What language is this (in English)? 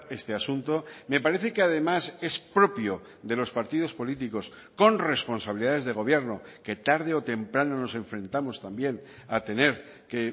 Spanish